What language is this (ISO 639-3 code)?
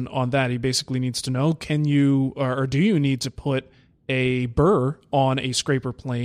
eng